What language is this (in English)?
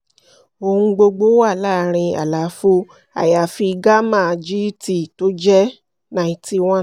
Yoruba